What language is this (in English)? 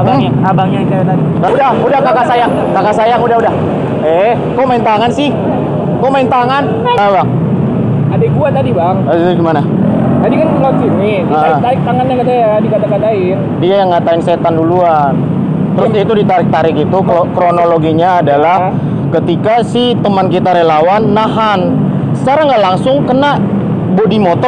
Indonesian